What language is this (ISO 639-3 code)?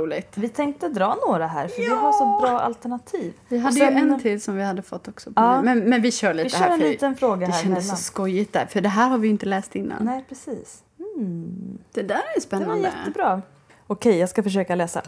swe